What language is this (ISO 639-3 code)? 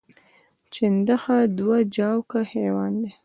pus